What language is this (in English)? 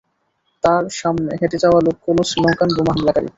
Bangla